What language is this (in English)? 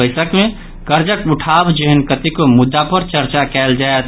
Maithili